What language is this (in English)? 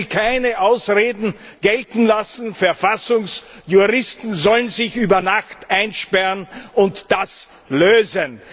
German